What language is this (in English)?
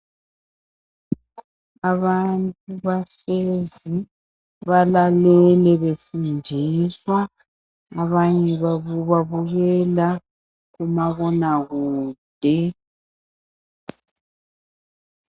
North Ndebele